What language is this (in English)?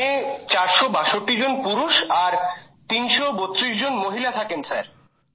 Bangla